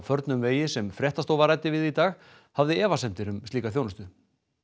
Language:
Icelandic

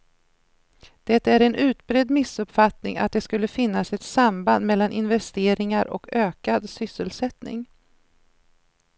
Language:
Swedish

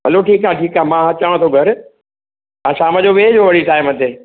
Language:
Sindhi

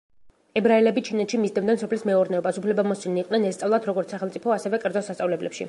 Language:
Georgian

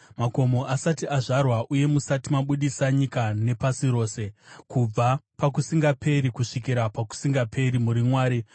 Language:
Shona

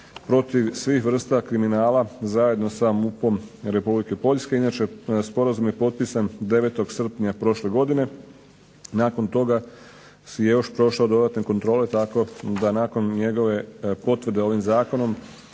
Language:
Croatian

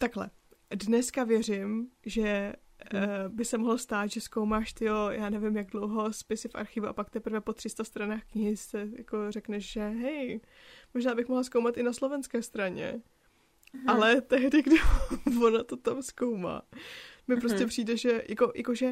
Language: Czech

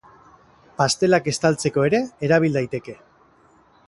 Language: Basque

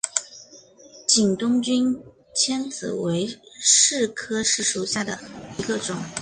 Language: Chinese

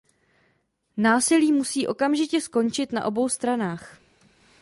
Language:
Czech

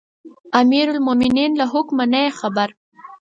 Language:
Pashto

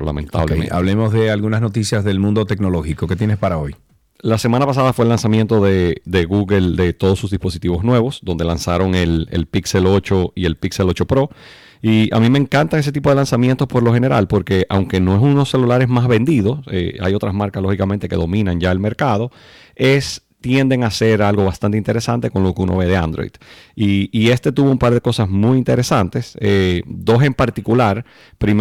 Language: Spanish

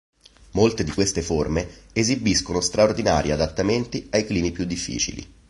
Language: Italian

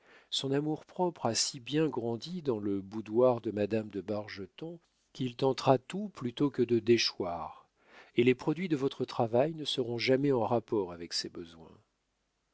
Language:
French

